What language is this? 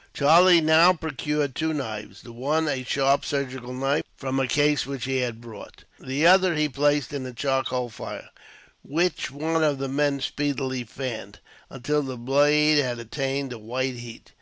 English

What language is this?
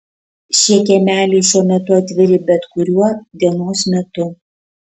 Lithuanian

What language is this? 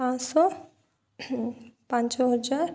Odia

